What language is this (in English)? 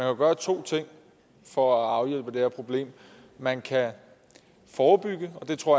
Danish